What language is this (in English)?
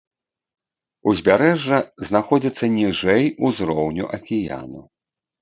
Belarusian